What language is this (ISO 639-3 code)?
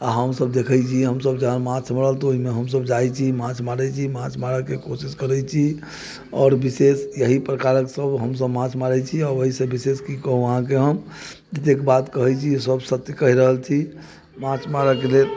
mai